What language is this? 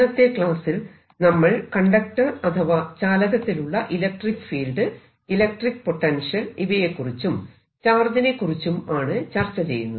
Malayalam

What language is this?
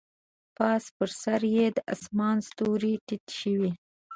Pashto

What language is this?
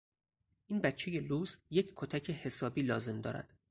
Persian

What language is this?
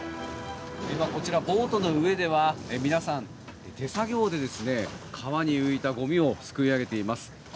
Japanese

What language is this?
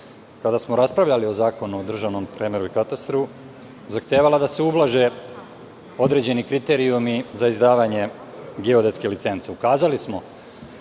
Serbian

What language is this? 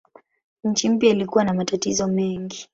Swahili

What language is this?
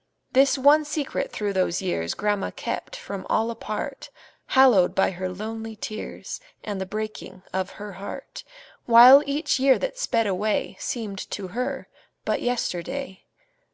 English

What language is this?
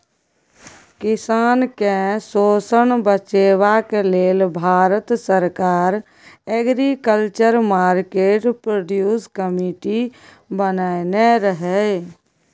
Maithili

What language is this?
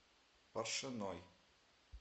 Russian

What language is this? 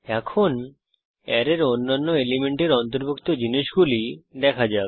Bangla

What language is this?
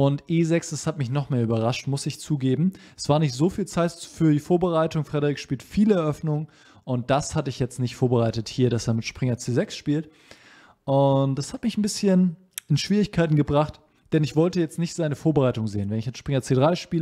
German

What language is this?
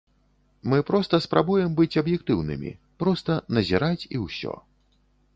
Belarusian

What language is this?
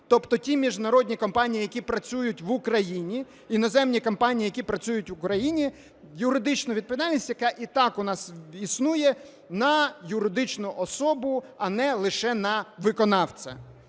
Ukrainian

